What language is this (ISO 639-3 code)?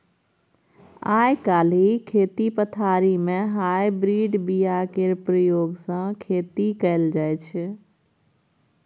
mai